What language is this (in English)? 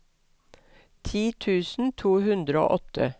Norwegian